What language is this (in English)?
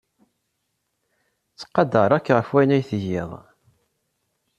Kabyle